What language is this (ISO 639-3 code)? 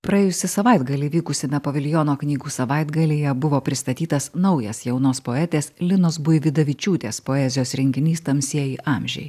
lit